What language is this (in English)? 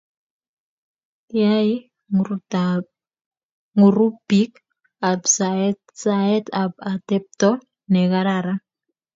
Kalenjin